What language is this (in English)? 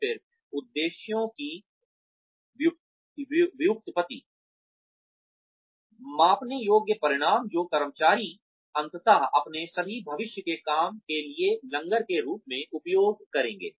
Hindi